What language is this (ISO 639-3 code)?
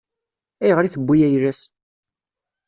kab